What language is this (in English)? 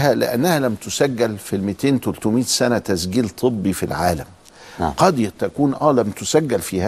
Arabic